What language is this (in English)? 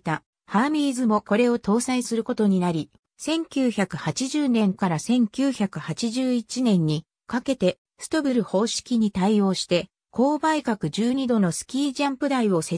Japanese